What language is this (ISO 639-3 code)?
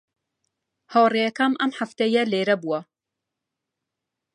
ckb